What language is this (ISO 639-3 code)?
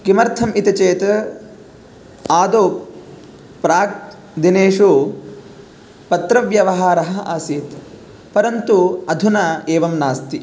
san